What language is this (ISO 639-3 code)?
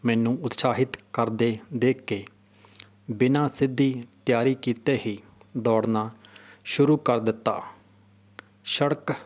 pan